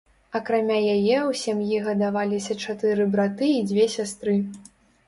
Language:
Belarusian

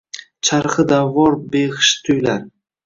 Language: Uzbek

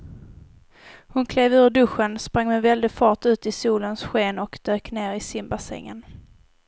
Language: Swedish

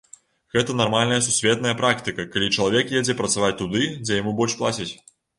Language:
Belarusian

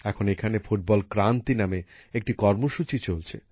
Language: Bangla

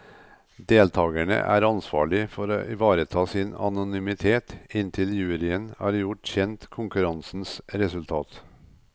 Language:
Norwegian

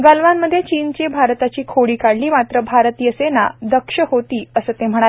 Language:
Marathi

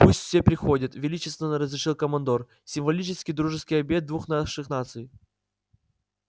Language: Russian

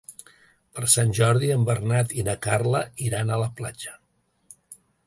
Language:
Catalan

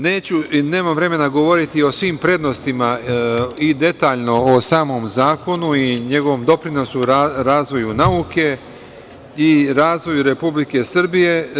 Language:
Serbian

